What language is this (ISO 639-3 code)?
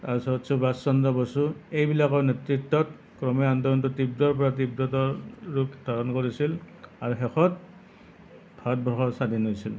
asm